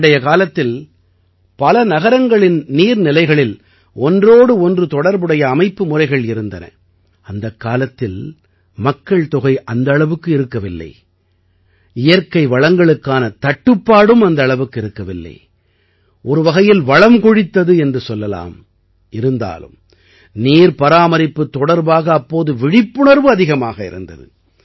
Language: Tamil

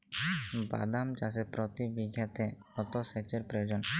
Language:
Bangla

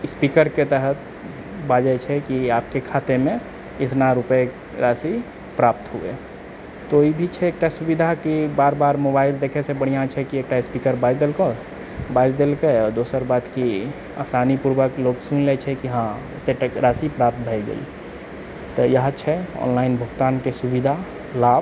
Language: Maithili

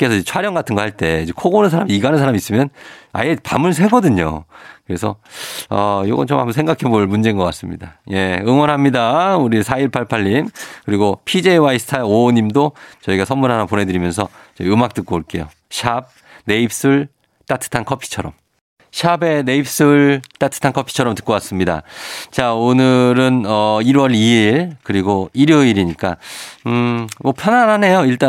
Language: Korean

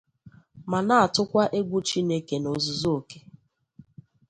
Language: Igbo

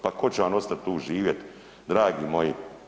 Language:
Croatian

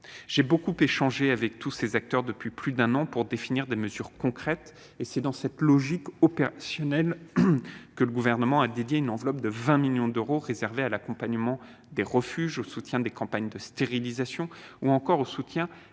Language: French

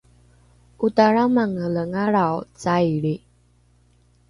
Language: Rukai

